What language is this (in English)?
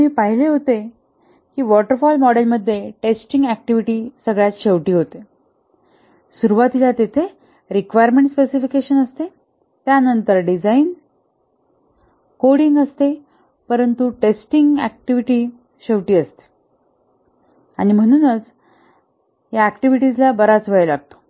Marathi